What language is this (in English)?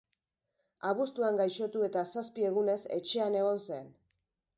Basque